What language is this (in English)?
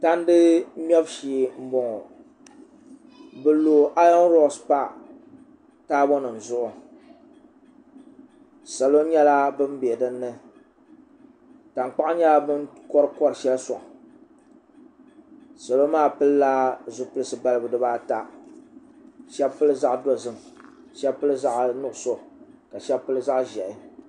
Dagbani